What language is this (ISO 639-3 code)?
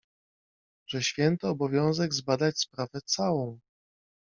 pol